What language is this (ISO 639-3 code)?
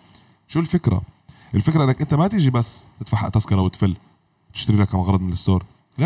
ara